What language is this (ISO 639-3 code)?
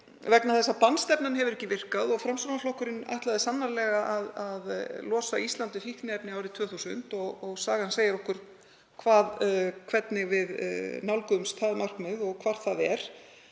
isl